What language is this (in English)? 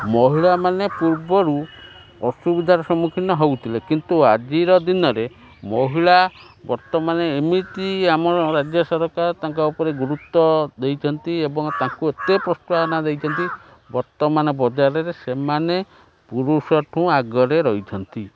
Odia